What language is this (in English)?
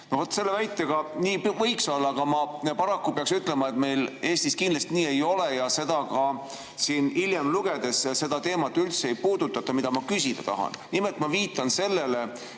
Estonian